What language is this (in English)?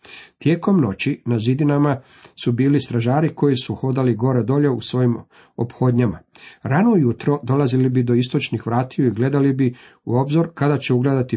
Croatian